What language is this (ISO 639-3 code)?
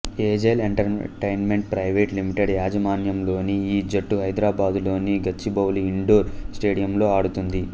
tel